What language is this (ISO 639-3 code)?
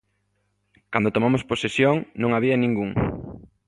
glg